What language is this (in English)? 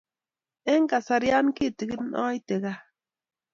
Kalenjin